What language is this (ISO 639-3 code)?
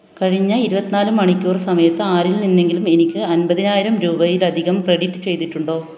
mal